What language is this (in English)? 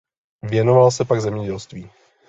Czech